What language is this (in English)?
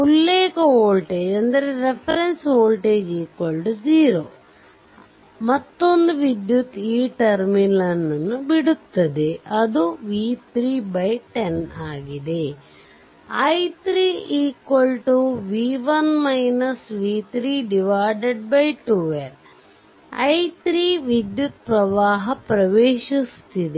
Kannada